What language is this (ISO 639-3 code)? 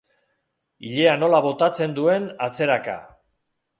eus